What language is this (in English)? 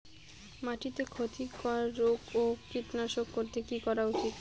Bangla